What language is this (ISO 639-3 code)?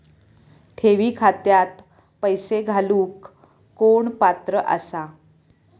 mar